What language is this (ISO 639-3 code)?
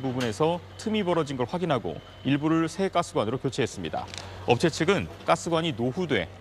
kor